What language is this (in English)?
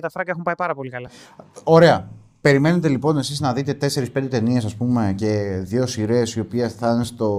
Greek